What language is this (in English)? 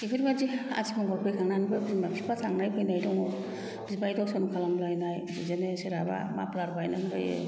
Bodo